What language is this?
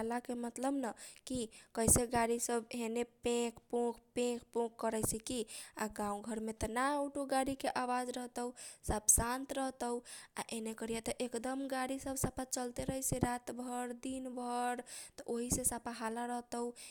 Kochila Tharu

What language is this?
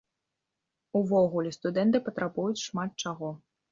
Belarusian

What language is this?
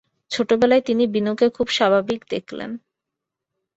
Bangla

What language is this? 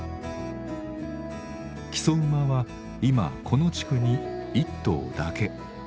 Japanese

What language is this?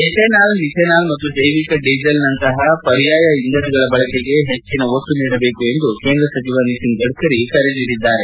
Kannada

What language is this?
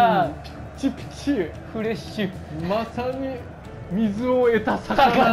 Japanese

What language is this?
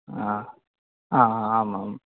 Sanskrit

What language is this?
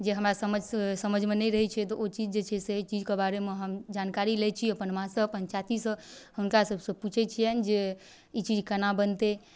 Maithili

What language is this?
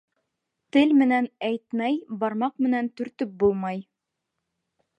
Bashkir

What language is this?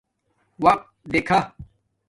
Domaaki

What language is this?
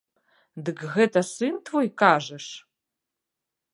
Belarusian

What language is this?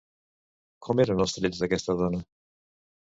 Catalan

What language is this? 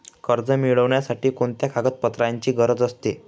Marathi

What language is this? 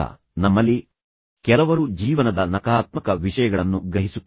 Kannada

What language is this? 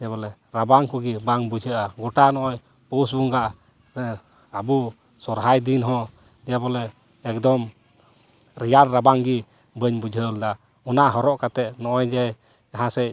Santali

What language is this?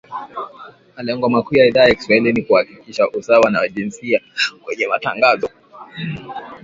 Swahili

